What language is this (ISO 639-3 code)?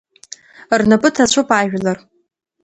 abk